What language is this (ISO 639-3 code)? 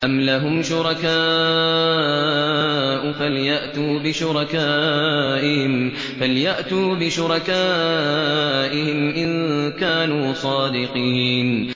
ara